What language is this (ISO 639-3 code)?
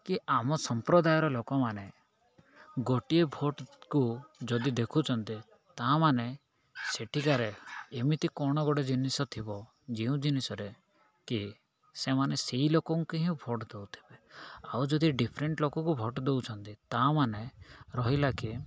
ori